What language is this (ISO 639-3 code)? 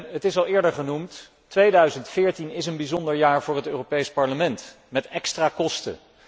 nld